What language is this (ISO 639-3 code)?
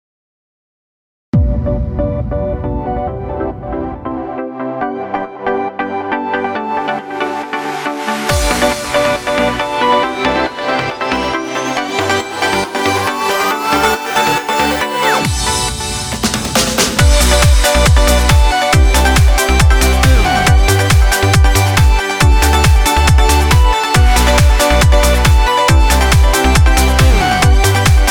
fas